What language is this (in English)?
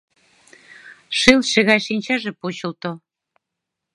Mari